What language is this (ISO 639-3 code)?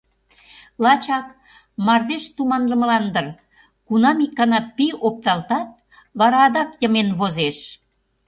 chm